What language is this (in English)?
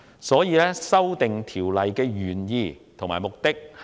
Cantonese